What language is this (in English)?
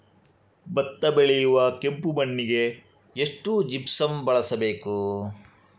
Kannada